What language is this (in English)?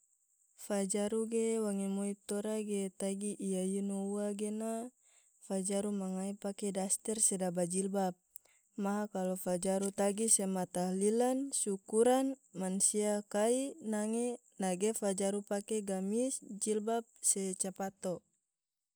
Tidore